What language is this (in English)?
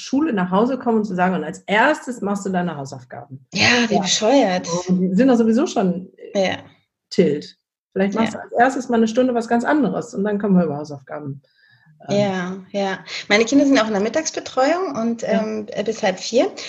German